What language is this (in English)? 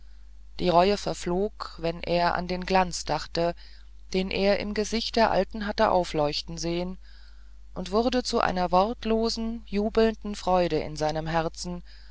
German